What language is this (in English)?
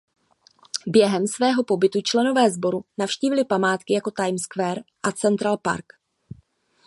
Czech